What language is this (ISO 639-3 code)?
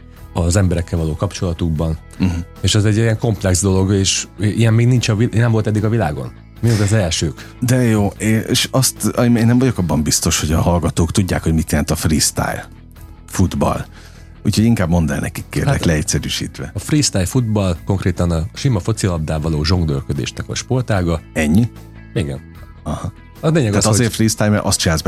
hun